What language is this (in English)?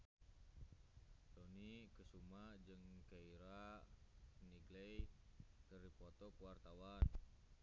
Sundanese